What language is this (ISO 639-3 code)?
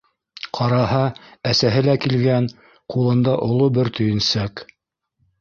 bak